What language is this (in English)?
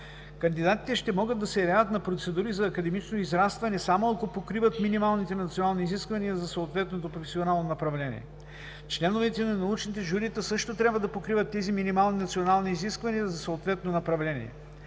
Bulgarian